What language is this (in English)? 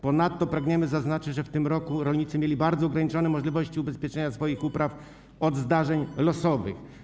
Polish